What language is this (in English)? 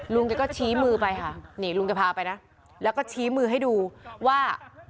Thai